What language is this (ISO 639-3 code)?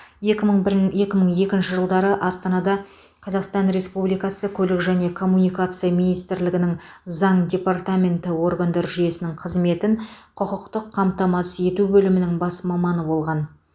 kaz